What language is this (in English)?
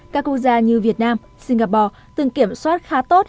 Vietnamese